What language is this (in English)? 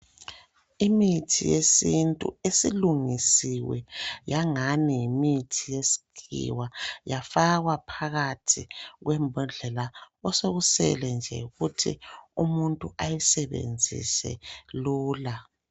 North Ndebele